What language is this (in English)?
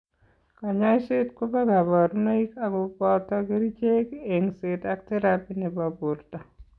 Kalenjin